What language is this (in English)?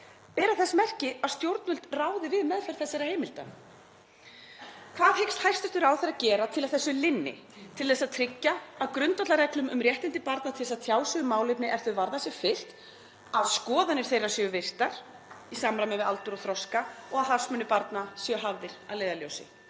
Icelandic